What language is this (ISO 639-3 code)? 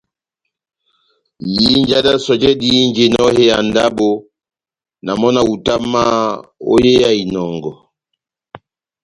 bnm